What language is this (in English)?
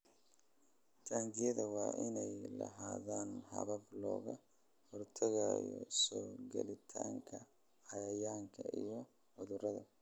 Somali